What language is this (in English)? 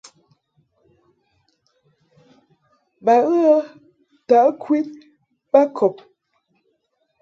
Mungaka